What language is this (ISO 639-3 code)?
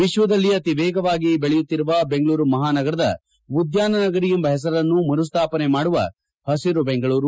kan